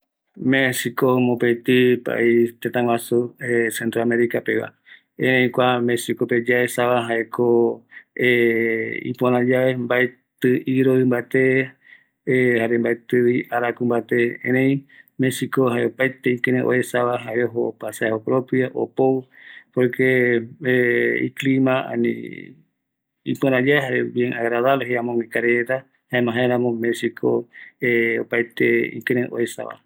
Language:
Eastern Bolivian Guaraní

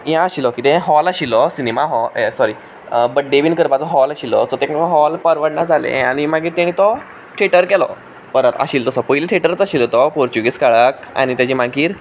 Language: Konkani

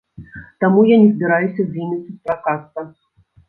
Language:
Belarusian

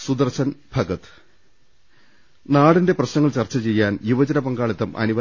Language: Malayalam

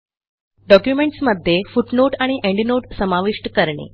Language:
Marathi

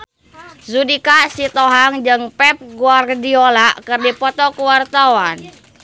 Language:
Sundanese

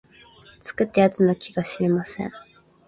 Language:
Japanese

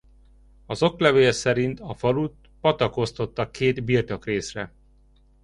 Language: Hungarian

